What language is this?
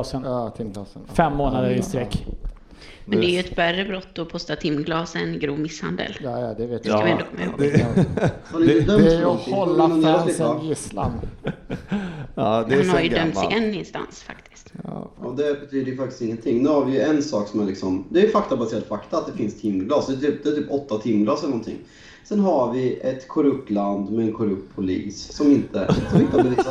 Swedish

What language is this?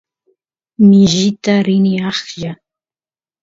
Santiago del Estero Quichua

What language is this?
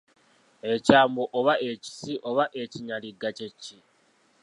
Ganda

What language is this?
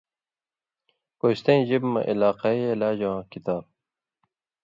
Indus Kohistani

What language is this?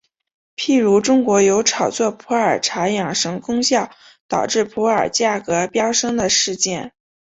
Chinese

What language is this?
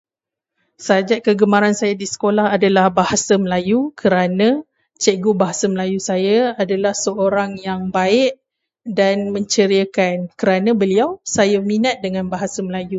Malay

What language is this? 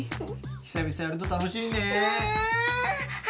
Japanese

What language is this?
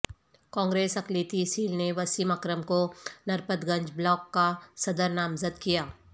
Urdu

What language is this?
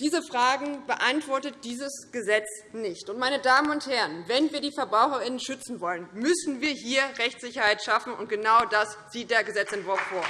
German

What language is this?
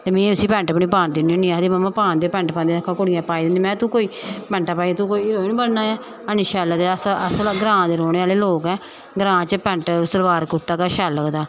Dogri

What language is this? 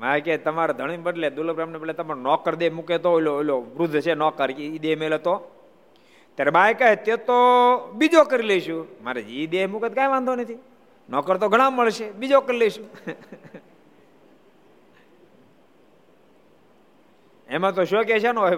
Gujarati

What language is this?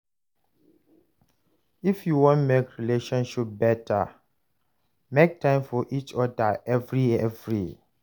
Nigerian Pidgin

